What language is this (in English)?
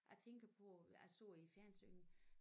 Danish